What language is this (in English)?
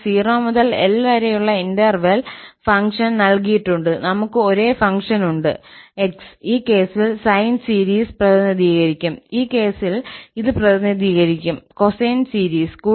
Malayalam